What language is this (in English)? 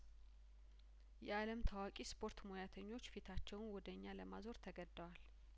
Amharic